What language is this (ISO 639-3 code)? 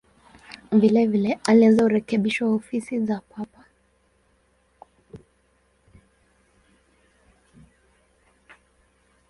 swa